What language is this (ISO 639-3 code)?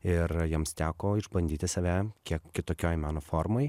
lit